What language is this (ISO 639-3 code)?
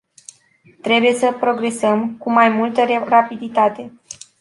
ron